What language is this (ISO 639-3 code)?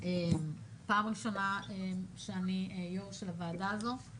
heb